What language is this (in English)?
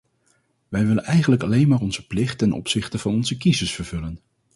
Dutch